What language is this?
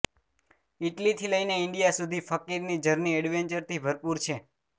Gujarati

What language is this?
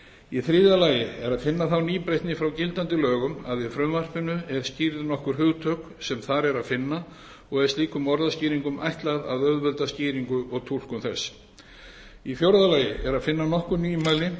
Icelandic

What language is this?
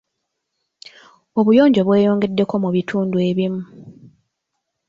Ganda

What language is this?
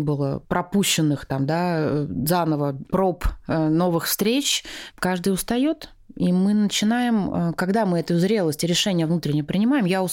Russian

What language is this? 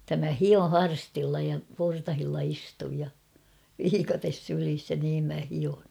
Finnish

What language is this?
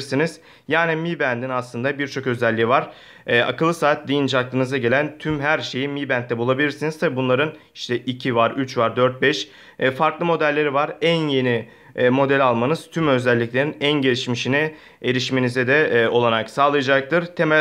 Turkish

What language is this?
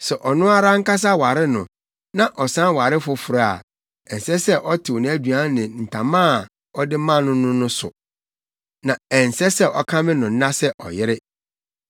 Akan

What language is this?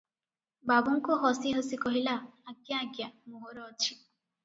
Odia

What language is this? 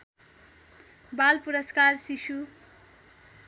Nepali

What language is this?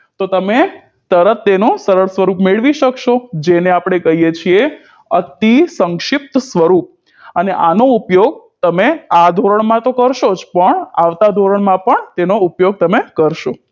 Gujarati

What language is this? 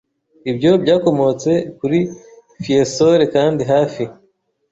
Kinyarwanda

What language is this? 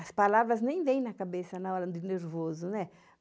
Portuguese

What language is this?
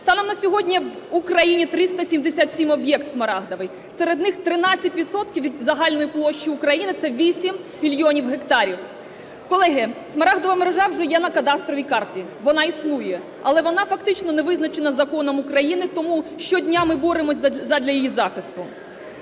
Ukrainian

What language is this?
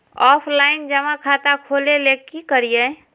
Magahi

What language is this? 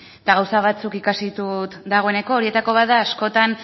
Basque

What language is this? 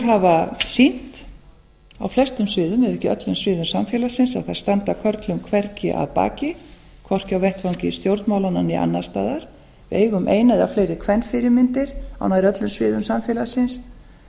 Icelandic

